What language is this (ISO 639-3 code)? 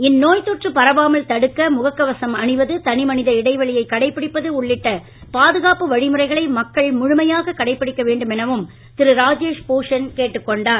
tam